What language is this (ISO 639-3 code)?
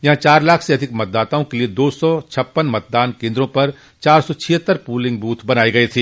hin